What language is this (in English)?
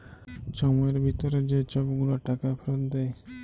Bangla